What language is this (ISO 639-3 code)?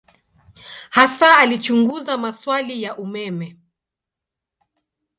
swa